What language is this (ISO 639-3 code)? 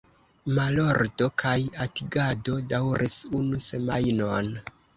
epo